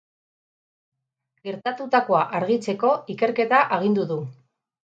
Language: Basque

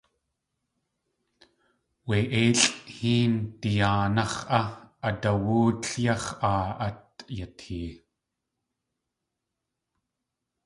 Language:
Tlingit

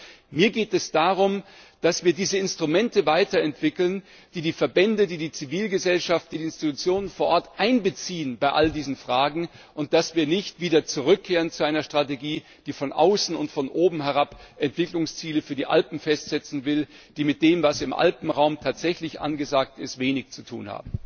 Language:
German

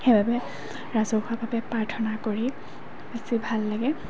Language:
Assamese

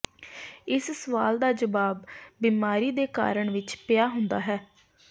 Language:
Punjabi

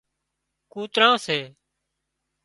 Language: Wadiyara Koli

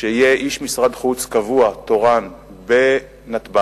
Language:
Hebrew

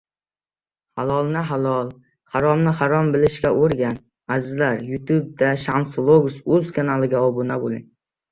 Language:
Uzbek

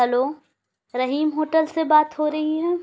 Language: Urdu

